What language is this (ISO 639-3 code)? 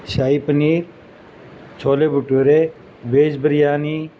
urd